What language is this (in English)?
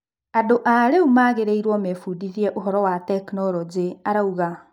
Kikuyu